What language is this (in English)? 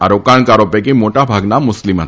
Gujarati